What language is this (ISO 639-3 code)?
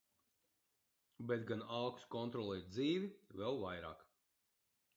lav